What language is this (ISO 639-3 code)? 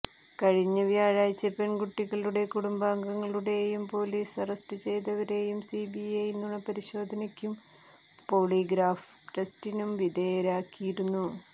mal